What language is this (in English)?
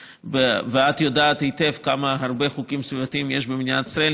Hebrew